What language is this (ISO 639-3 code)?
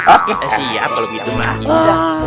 ind